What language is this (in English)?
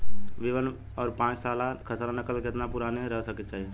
Bhojpuri